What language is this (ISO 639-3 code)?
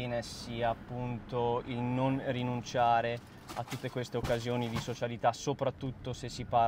ita